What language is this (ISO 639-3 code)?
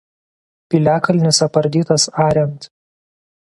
lit